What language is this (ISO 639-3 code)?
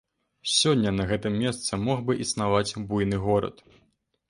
bel